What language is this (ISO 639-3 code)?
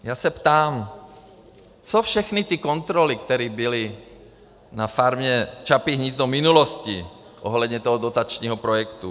ces